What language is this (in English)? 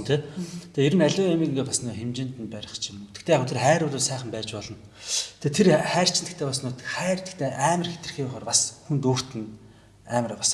Turkish